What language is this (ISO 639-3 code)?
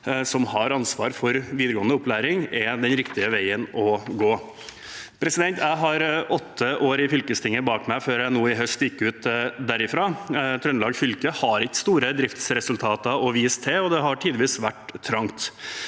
nor